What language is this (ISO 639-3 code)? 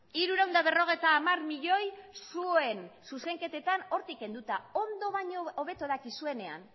eus